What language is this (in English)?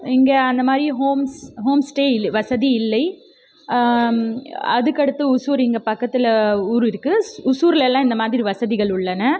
Tamil